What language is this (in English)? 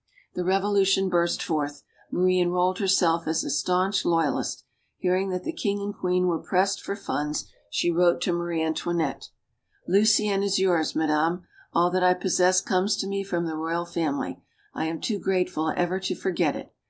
English